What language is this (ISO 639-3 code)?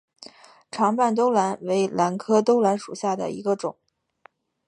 zho